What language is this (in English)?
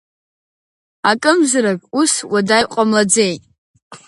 Abkhazian